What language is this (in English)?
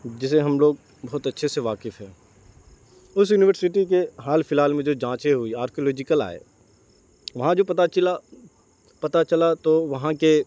Urdu